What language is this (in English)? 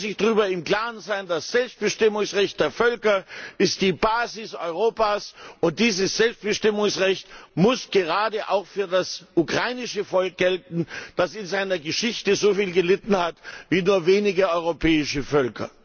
German